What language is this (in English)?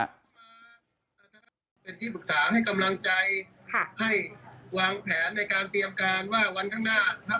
Thai